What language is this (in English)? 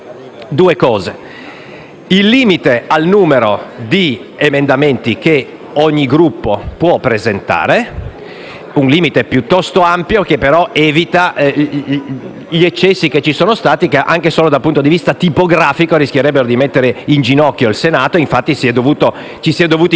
Italian